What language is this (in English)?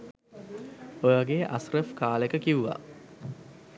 Sinhala